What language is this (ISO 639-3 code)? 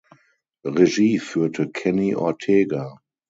deu